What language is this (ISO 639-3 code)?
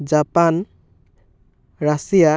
asm